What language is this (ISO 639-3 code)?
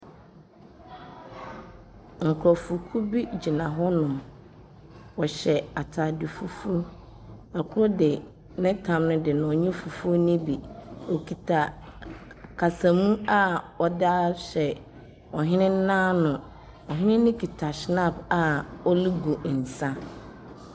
aka